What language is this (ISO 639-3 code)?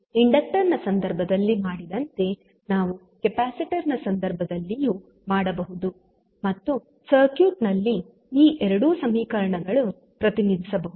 kan